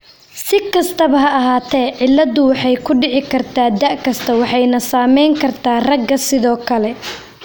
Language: Somali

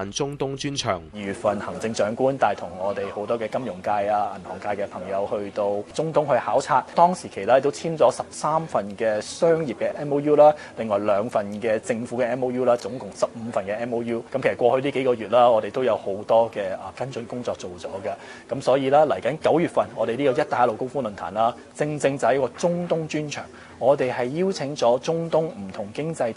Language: Chinese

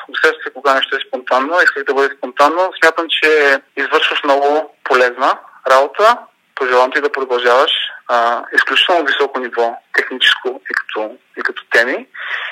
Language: Bulgarian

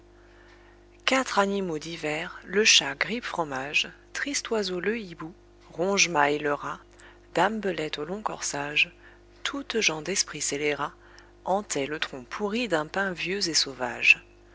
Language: French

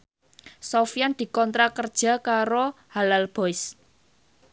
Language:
Javanese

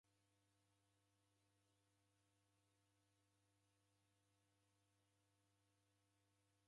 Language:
Taita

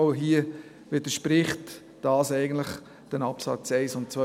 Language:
Swiss German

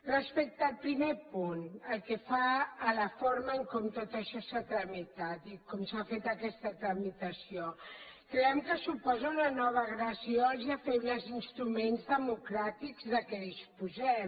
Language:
Catalan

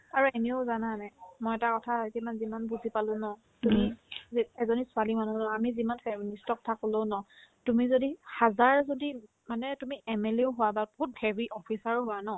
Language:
Assamese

